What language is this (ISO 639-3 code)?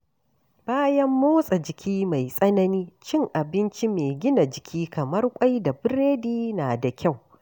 hau